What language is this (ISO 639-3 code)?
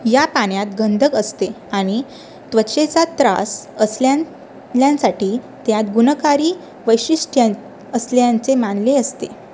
mar